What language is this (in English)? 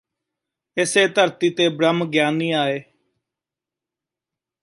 Punjabi